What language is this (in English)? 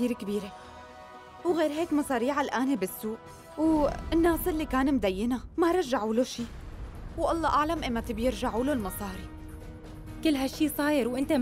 Arabic